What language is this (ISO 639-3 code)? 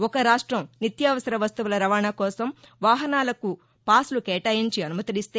tel